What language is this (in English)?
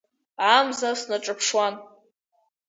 Abkhazian